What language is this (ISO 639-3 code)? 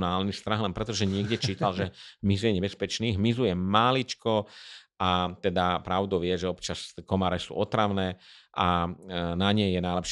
slk